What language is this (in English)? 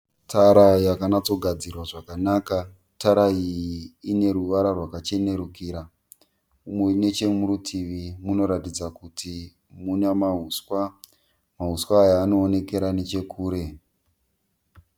Shona